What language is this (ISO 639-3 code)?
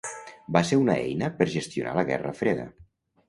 cat